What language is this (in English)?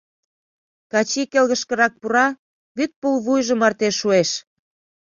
Mari